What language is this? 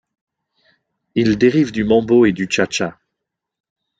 French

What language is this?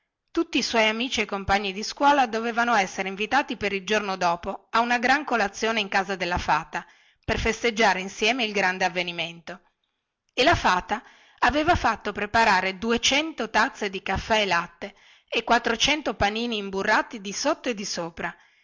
Italian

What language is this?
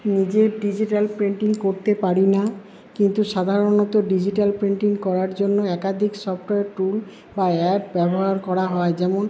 Bangla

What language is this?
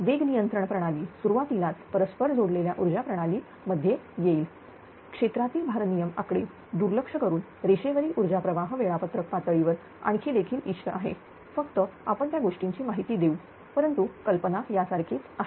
Marathi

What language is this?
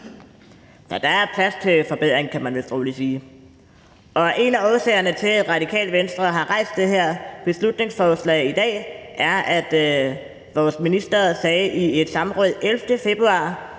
Danish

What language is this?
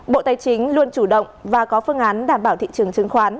Vietnamese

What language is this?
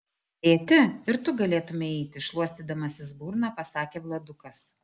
Lithuanian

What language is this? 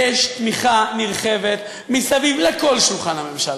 Hebrew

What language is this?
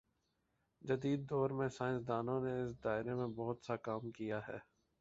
Urdu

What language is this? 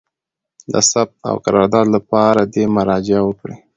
Pashto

